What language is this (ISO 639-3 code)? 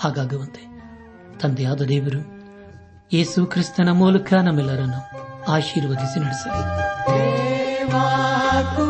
kan